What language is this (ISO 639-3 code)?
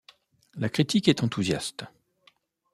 fra